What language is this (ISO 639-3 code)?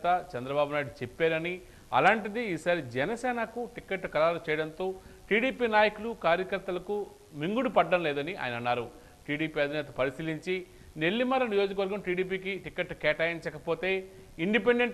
tel